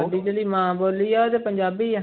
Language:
Punjabi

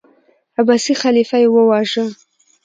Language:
Pashto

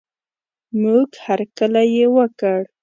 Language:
Pashto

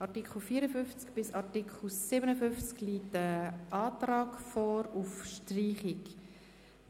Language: Swiss German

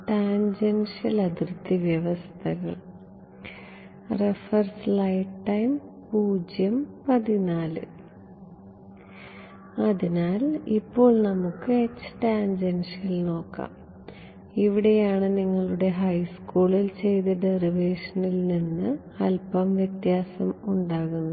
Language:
Malayalam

